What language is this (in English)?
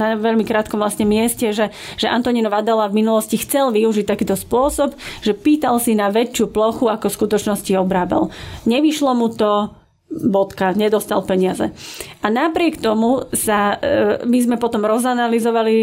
Slovak